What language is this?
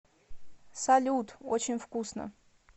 Russian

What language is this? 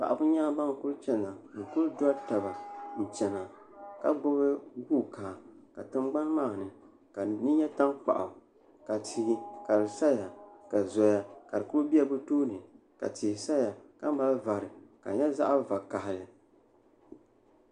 Dagbani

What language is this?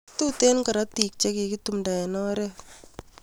Kalenjin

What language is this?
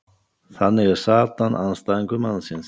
Icelandic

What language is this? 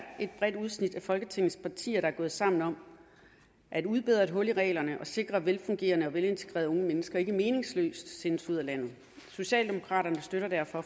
Danish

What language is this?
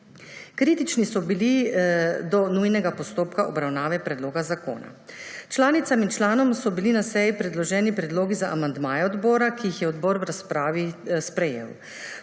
Slovenian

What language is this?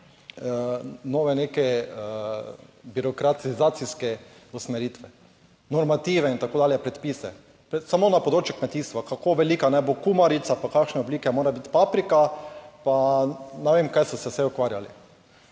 Slovenian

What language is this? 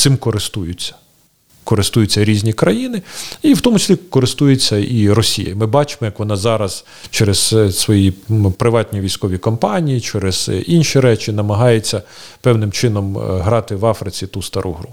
Ukrainian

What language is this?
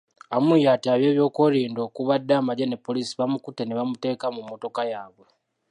Ganda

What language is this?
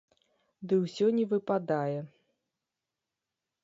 Belarusian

